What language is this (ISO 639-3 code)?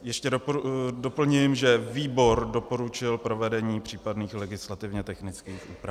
ces